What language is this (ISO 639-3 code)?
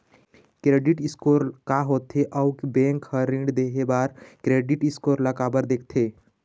hne